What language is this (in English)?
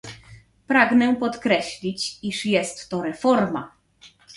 Polish